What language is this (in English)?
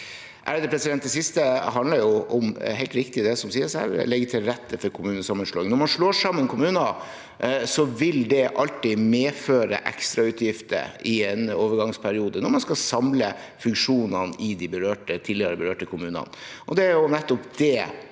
Norwegian